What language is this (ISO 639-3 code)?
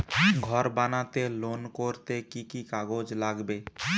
ben